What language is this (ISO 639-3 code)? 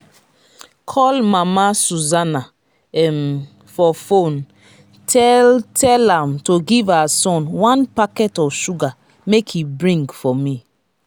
pcm